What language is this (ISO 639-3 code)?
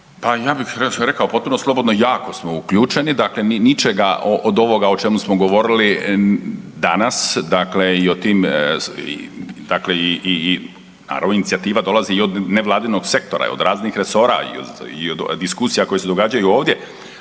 hrv